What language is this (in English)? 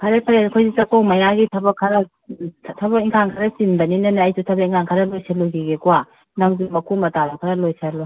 Manipuri